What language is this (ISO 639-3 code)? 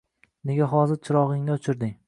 uzb